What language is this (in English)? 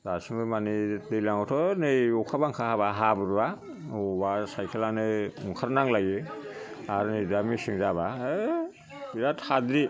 Bodo